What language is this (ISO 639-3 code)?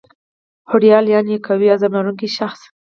pus